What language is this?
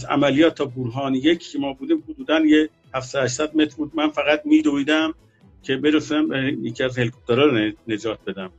Persian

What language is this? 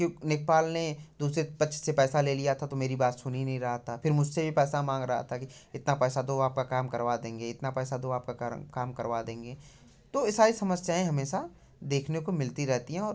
Hindi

